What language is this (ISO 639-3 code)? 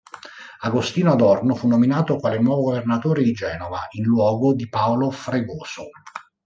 ita